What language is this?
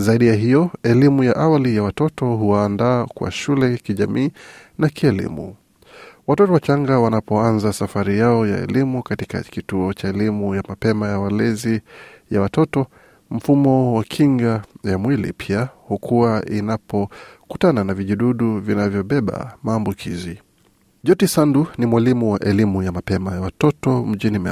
Swahili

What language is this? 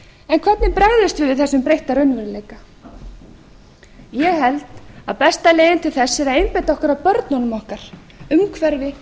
Icelandic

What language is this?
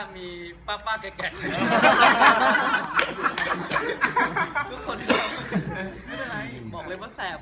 Thai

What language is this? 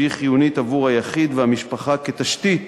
Hebrew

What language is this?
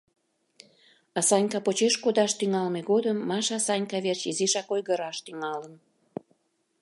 Mari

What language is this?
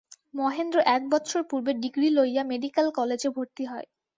Bangla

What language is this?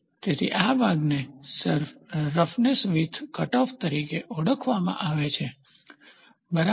Gujarati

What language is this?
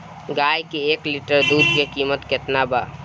Bhojpuri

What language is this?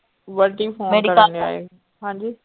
Punjabi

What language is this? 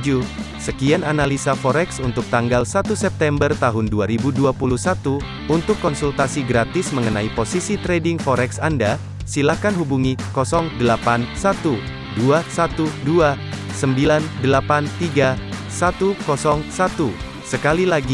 Indonesian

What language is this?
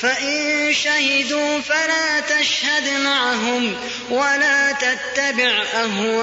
Arabic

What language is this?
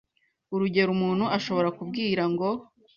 Kinyarwanda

